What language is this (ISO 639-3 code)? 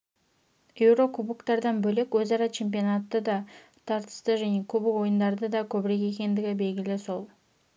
kaz